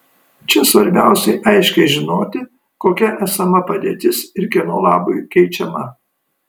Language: Lithuanian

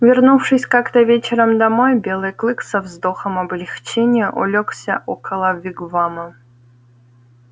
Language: Russian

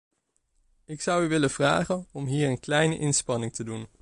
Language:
Dutch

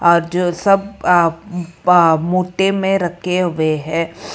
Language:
Hindi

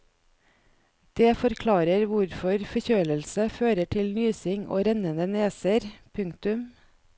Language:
Norwegian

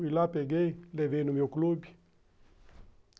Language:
Portuguese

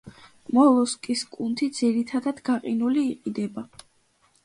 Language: Georgian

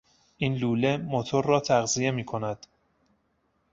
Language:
Persian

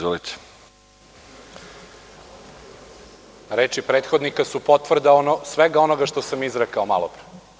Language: Serbian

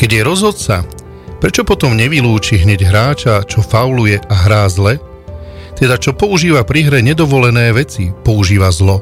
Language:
Slovak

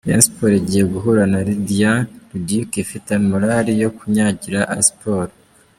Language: Kinyarwanda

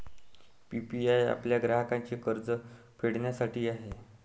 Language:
Marathi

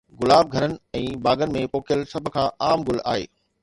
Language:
Sindhi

